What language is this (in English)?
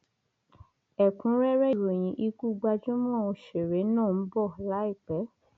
Yoruba